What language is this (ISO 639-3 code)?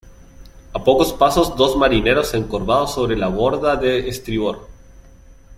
spa